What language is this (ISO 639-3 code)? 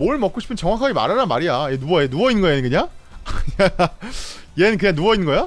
kor